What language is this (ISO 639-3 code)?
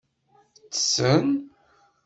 kab